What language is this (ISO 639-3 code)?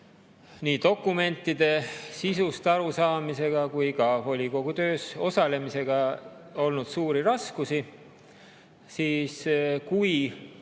est